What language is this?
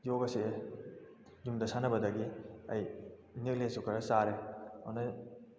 Manipuri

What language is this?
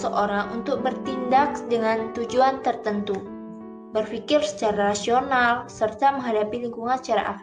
Indonesian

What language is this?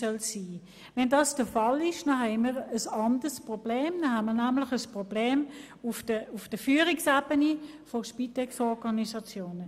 Swiss German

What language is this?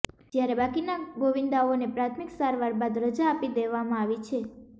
Gujarati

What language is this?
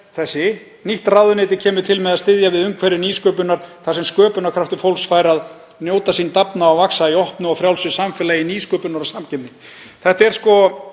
Icelandic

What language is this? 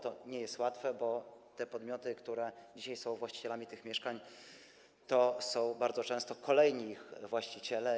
Polish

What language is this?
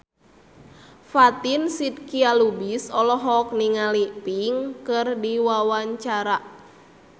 Sundanese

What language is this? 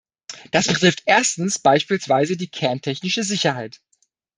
German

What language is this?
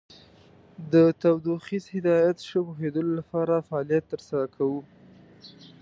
Pashto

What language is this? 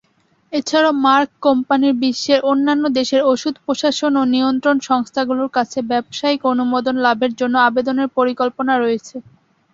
Bangla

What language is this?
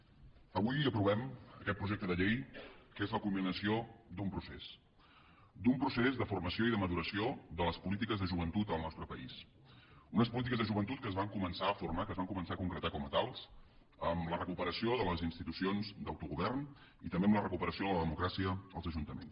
Catalan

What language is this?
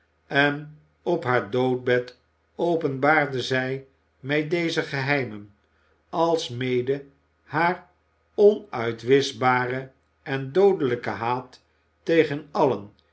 Dutch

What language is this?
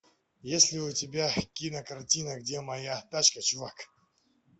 Russian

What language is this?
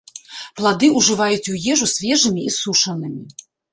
Belarusian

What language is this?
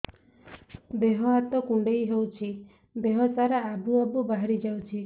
Odia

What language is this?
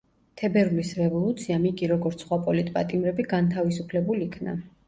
Georgian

